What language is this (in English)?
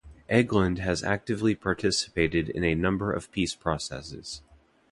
English